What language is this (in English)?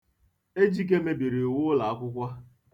Igbo